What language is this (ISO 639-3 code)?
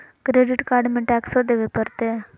mag